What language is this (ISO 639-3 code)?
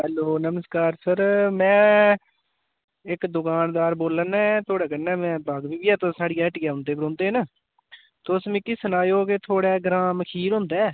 doi